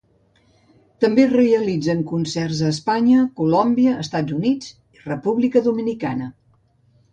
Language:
Catalan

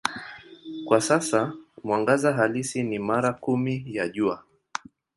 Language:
Swahili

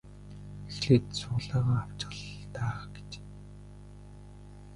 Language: Mongolian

